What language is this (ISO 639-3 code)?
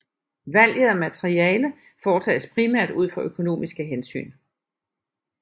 dan